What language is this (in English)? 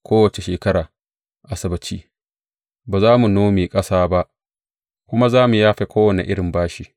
Hausa